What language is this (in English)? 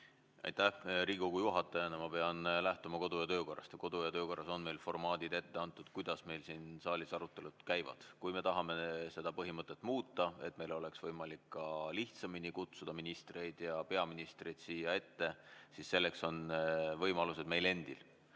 Estonian